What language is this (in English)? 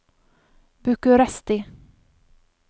Norwegian